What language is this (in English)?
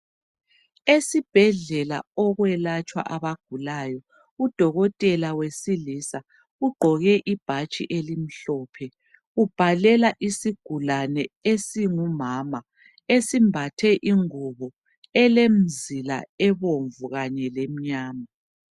North Ndebele